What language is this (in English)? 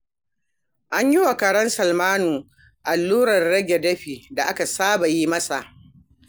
Hausa